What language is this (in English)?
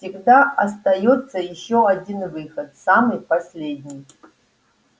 Russian